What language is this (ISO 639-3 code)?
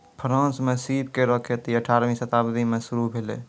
mai